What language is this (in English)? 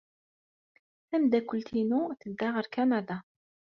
Kabyle